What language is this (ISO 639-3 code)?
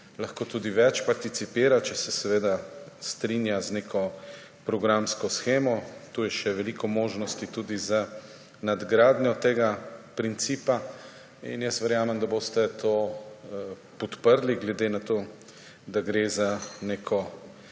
slv